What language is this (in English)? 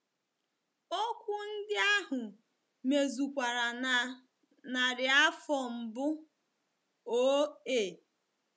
Igbo